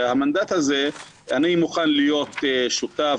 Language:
Hebrew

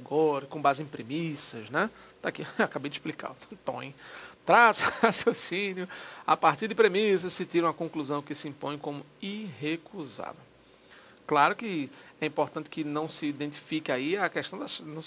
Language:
Portuguese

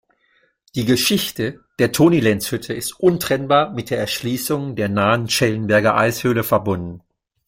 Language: German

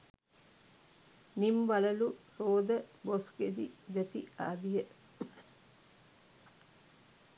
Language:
Sinhala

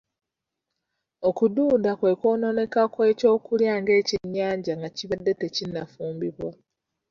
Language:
Ganda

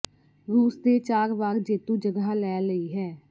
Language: Punjabi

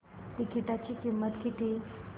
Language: Marathi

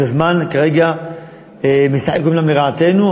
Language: Hebrew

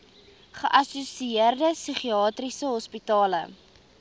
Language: Afrikaans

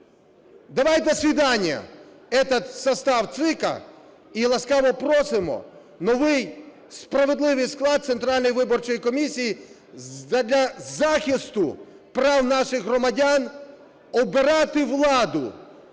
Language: Ukrainian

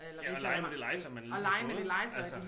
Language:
Danish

